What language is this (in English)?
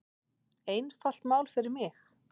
Icelandic